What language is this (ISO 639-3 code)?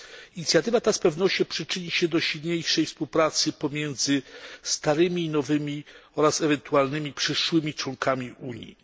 pol